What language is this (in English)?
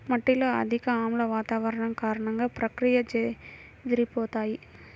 Telugu